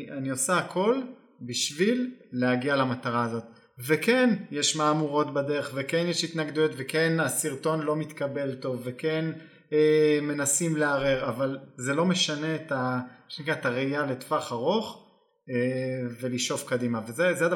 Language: Hebrew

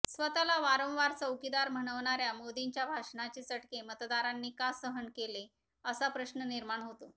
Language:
Marathi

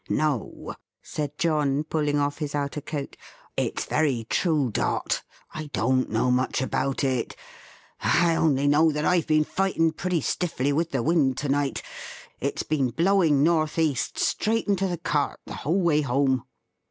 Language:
English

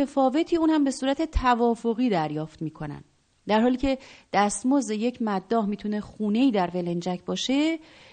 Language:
Persian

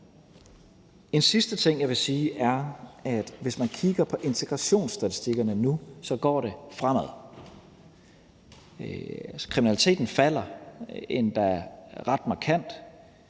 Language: Danish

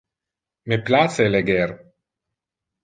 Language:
Interlingua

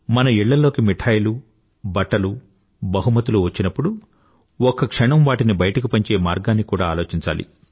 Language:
Telugu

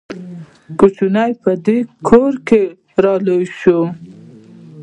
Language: Pashto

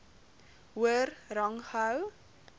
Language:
Afrikaans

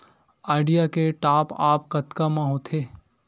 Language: Chhattisgarhi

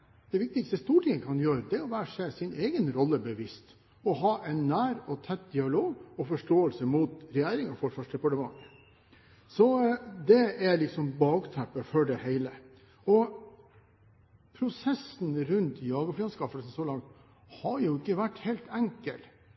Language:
Norwegian Bokmål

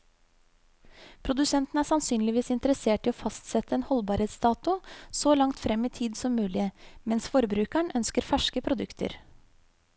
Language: Norwegian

